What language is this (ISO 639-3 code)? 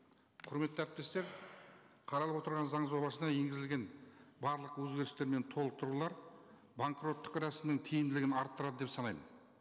kaz